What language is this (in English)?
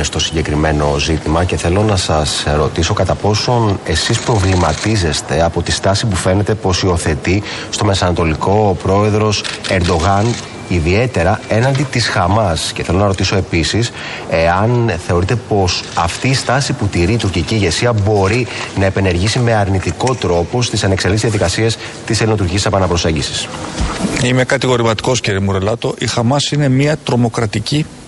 Greek